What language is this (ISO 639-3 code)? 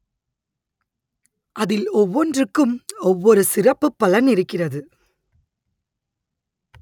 tam